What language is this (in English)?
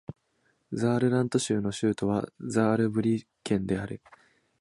Japanese